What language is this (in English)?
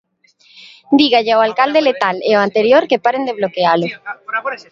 Galician